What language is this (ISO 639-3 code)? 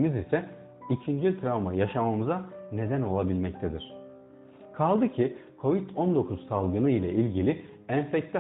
tur